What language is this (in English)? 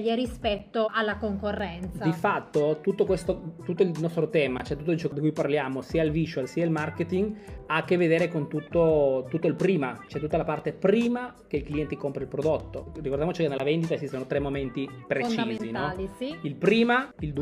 Italian